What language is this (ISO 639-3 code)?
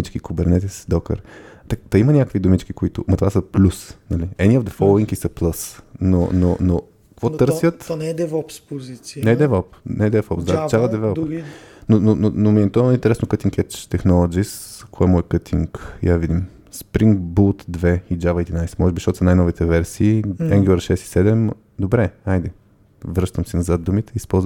bul